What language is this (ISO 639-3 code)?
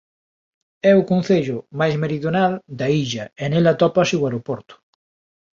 glg